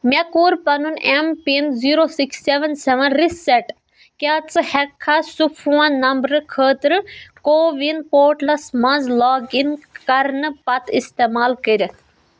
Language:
Kashmiri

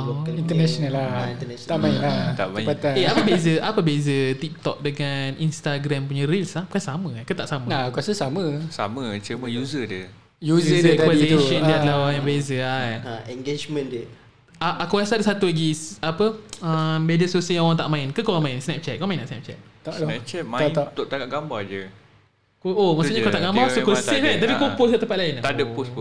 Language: Malay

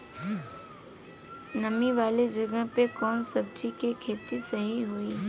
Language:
Bhojpuri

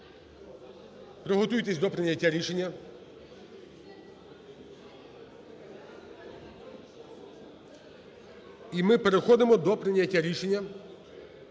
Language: Ukrainian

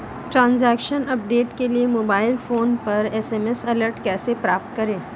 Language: Hindi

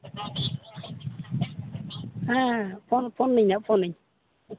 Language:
Santali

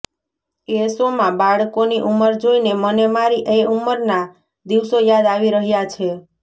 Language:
Gujarati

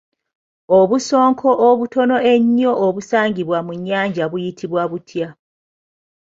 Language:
Ganda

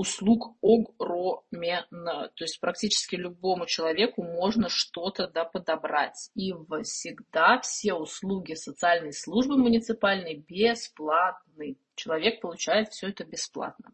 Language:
Russian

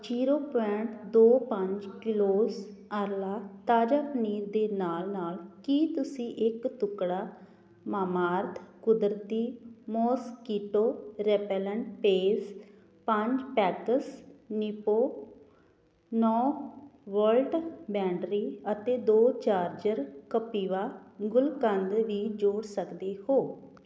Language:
Punjabi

